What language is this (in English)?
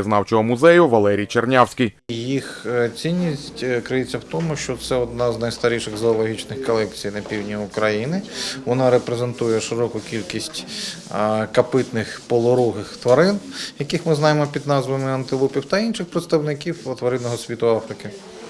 Ukrainian